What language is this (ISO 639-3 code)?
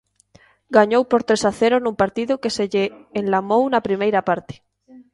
glg